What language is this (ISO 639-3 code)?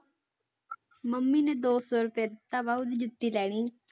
pan